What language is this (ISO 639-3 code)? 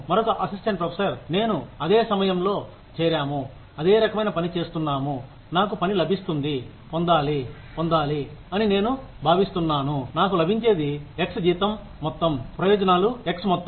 tel